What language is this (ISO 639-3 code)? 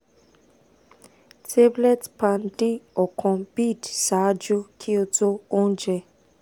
yor